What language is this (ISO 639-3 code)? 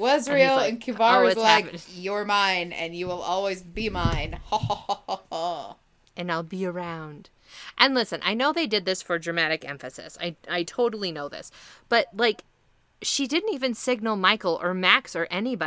eng